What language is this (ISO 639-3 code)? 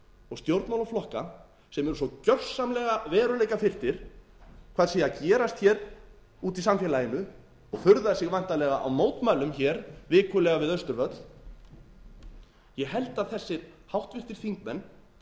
isl